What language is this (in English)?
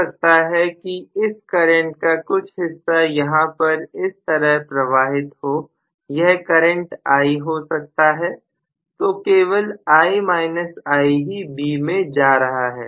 Hindi